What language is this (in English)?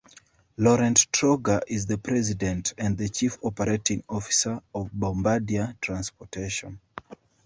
English